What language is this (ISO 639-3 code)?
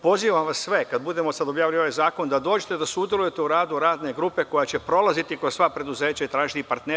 srp